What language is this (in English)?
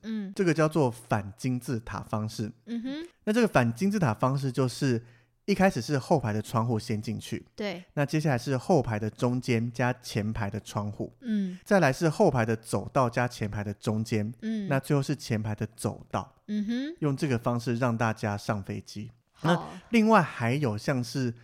Chinese